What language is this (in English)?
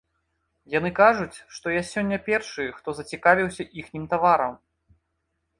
Belarusian